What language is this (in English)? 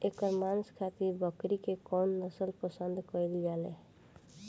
Bhojpuri